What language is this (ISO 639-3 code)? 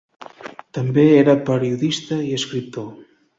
cat